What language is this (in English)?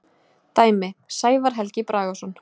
Icelandic